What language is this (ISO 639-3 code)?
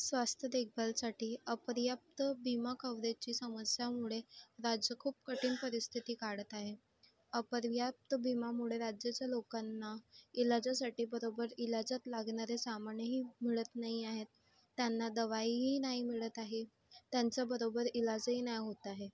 mar